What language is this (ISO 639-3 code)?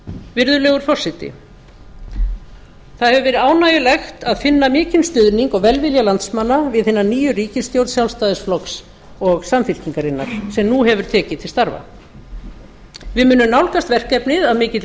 isl